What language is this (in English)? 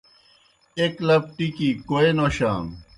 Kohistani Shina